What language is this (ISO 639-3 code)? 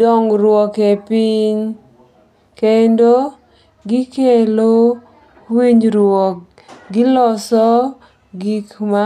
luo